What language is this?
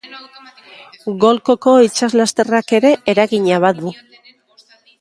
Basque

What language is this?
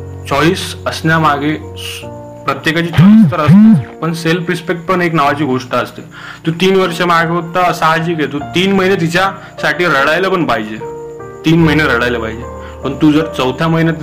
Marathi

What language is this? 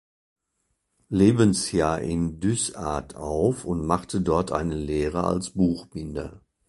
German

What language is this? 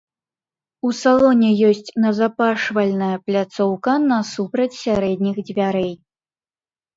Belarusian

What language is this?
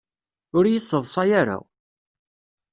Kabyle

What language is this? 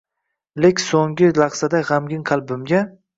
Uzbek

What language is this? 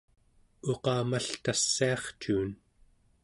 Central Yupik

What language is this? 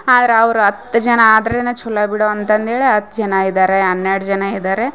Kannada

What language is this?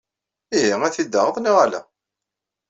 Kabyle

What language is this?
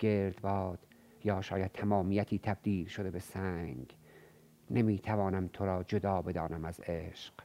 Persian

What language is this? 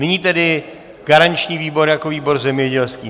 Czech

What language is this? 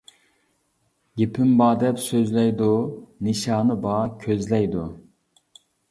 Uyghur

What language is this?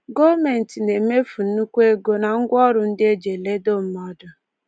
Igbo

